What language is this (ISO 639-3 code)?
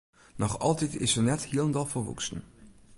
fry